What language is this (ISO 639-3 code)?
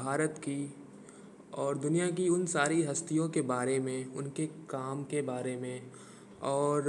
hin